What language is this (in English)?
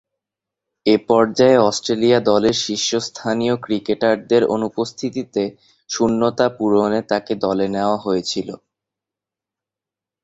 Bangla